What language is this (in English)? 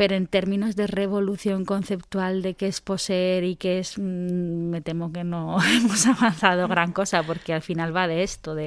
Spanish